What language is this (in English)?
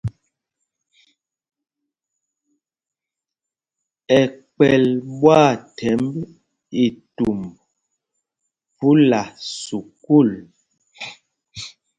Mpumpong